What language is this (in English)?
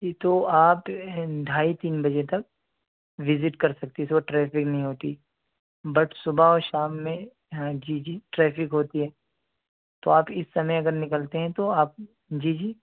Urdu